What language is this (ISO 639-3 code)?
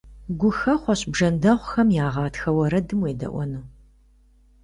kbd